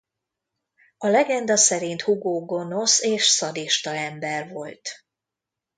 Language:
Hungarian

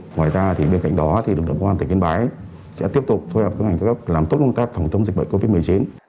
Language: Vietnamese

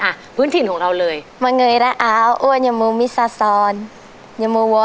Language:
Thai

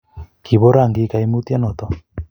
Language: Kalenjin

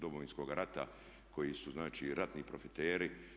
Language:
Croatian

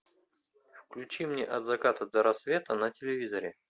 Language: Russian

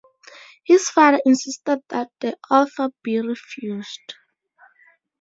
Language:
English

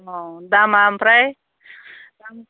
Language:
Bodo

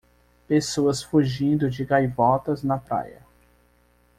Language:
Portuguese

